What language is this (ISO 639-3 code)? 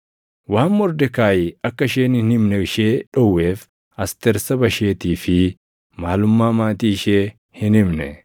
orm